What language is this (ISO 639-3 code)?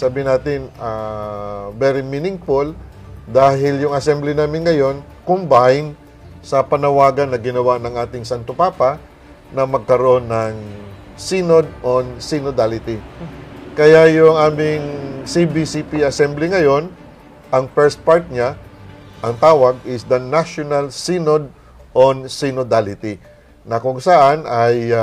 fil